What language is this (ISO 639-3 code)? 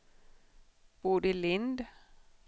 swe